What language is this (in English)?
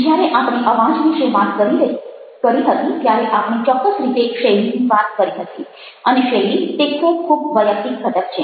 Gujarati